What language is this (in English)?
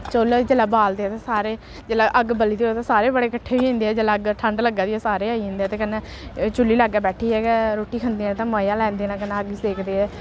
Dogri